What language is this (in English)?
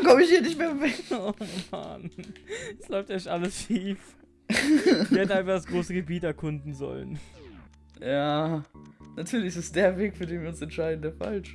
German